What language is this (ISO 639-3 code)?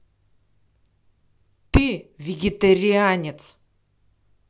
rus